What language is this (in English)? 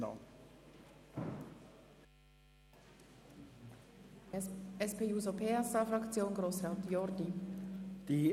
Swiss German